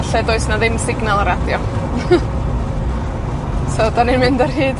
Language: Welsh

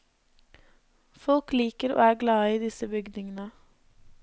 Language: Norwegian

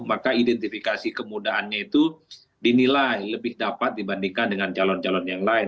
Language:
Indonesian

